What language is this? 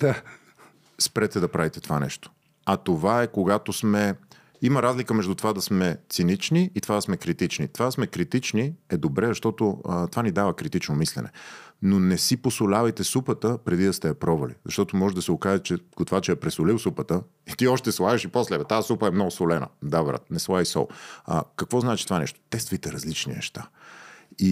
Bulgarian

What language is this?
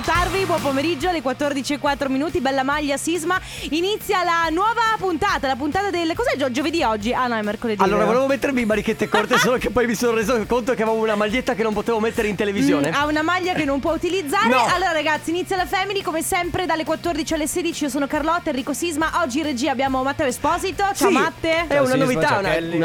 Italian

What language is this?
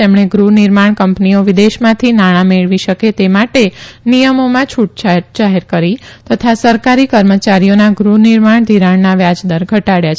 Gujarati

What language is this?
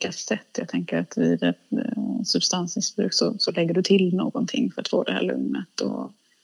Swedish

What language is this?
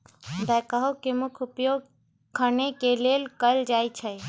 Magahi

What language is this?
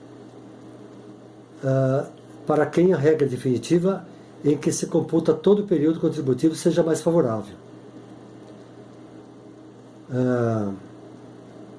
Portuguese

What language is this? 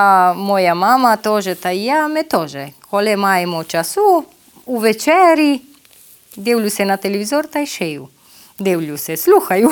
Ukrainian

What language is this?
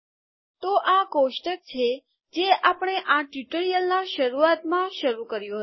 Gujarati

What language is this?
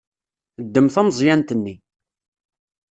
Kabyle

